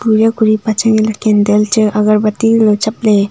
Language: Wancho Naga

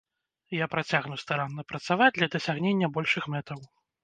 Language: Belarusian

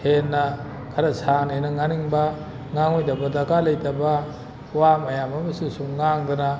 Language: Manipuri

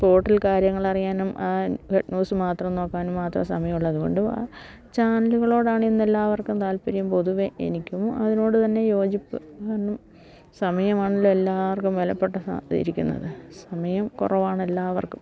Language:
Malayalam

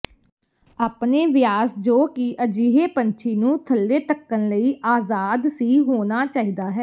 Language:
Punjabi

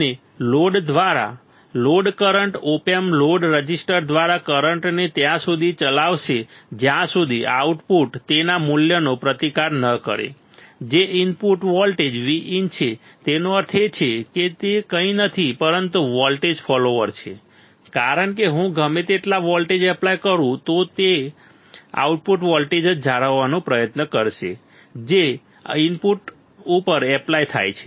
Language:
Gujarati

